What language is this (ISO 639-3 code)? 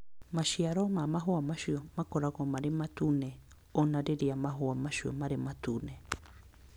kik